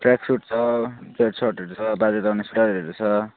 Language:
Nepali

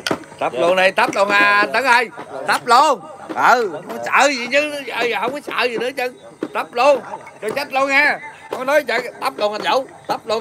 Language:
Vietnamese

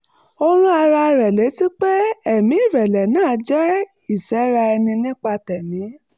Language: Yoruba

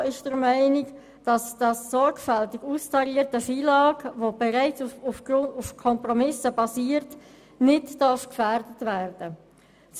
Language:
Swiss German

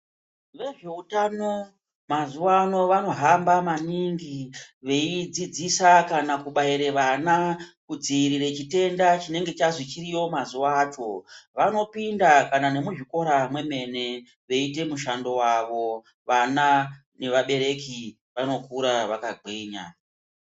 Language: Ndau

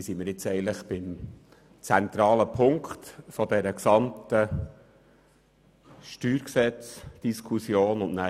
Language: Swiss German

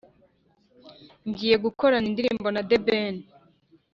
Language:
Kinyarwanda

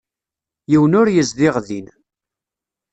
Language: Kabyle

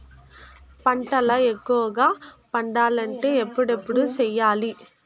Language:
Telugu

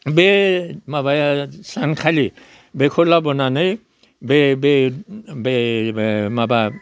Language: Bodo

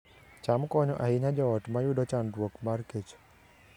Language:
Luo (Kenya and Tanzania)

